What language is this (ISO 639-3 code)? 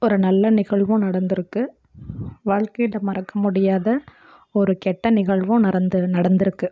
tam